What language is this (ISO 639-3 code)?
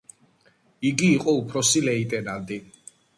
kat